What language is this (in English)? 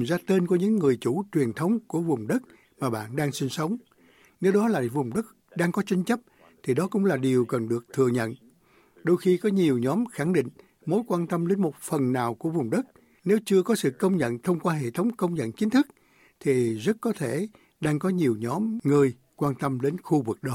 Vietnamese